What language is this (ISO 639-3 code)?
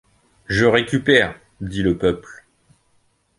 fra